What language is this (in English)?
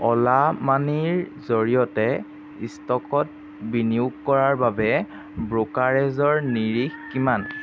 Assamese